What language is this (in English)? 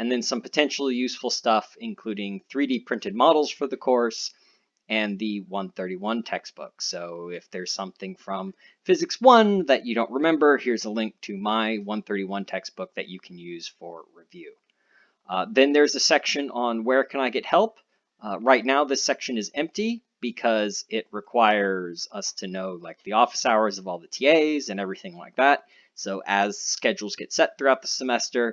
English